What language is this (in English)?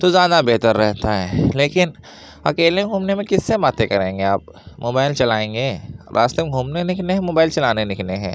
Urdu